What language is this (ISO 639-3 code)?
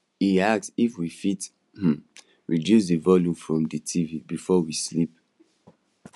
pcm